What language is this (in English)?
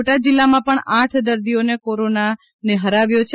Gujarati